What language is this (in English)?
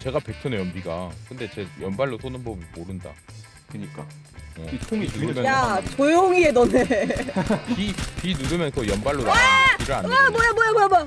Korean